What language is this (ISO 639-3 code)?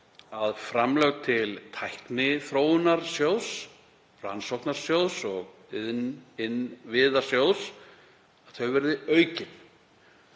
isl